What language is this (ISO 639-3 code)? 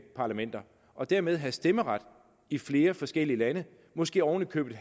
dan